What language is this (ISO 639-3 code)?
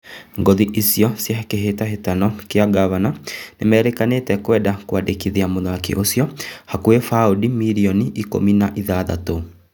kik